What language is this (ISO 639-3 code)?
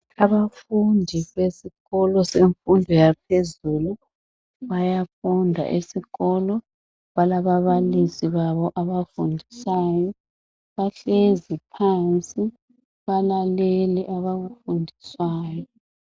nde